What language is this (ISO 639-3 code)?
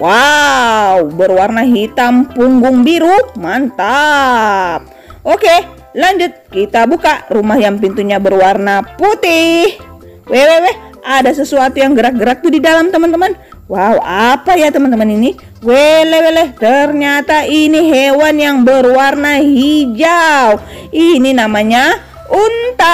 ind